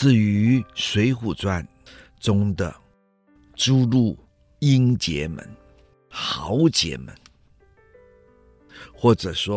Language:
Chinese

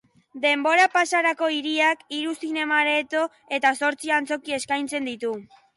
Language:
Basque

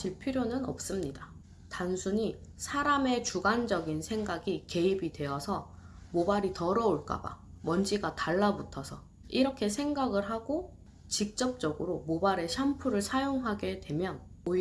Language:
Korean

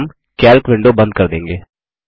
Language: Hindi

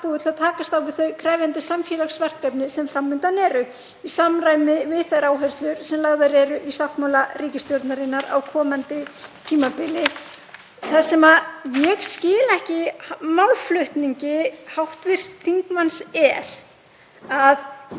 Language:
Icelandic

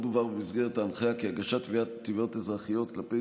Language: Hebrew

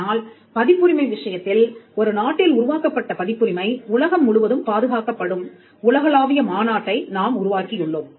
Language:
Tamil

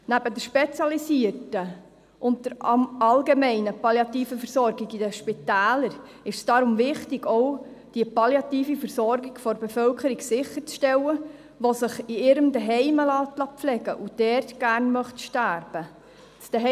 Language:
Swiss German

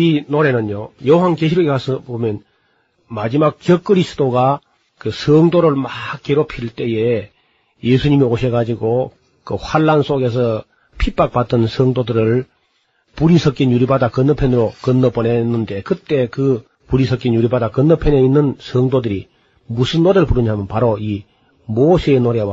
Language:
Korean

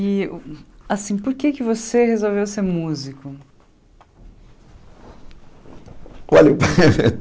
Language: Portuguese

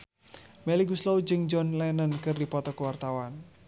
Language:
Sundanese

